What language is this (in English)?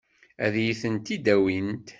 Kabyle